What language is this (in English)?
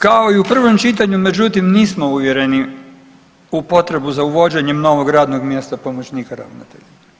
Croatian